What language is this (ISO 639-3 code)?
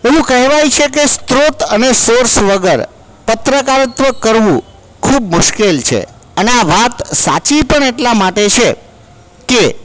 guj